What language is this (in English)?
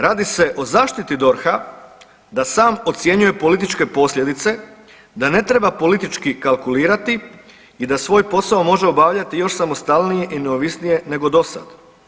Croatian